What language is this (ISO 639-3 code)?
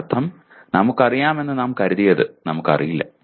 mal